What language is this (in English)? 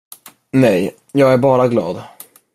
Swedish